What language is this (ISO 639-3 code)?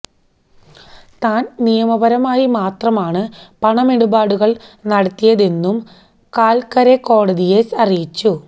mal